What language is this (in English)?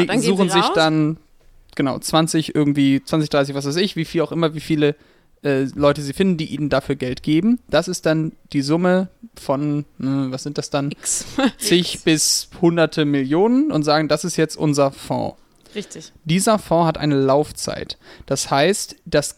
German